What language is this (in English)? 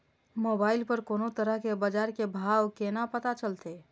Maithili